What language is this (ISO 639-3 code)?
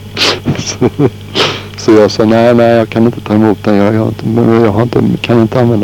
swe